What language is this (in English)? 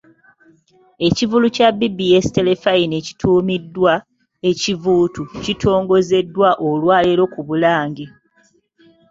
Ganda